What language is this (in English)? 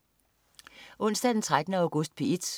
Danish